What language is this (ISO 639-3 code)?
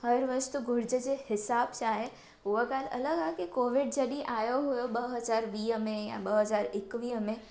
snd